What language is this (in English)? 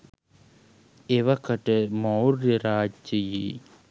Sinhala